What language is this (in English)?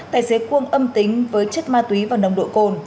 Vietnamese